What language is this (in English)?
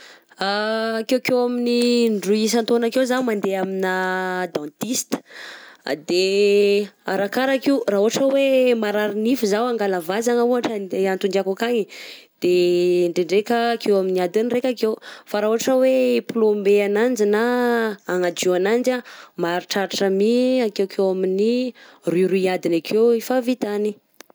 Southern Betsimisaraka Malagasy